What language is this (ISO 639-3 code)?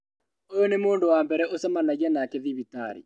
kik